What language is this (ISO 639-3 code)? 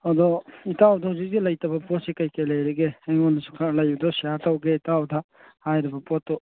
mni